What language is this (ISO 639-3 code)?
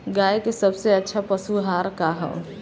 bho